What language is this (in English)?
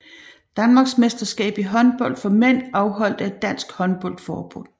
Danish